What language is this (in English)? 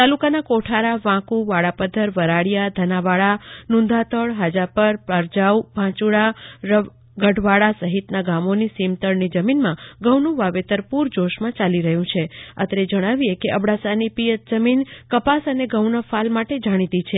Gujarati